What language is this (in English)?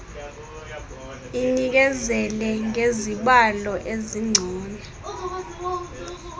Xhosa